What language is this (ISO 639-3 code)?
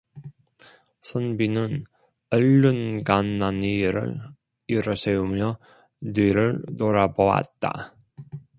kor